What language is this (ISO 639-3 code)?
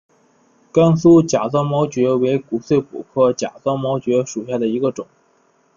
zho